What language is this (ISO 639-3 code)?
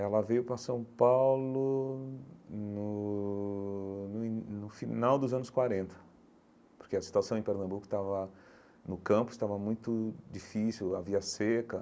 por